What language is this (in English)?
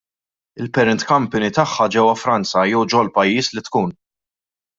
Maltese